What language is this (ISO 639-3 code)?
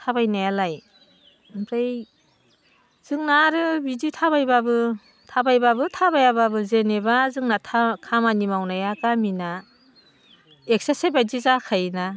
brx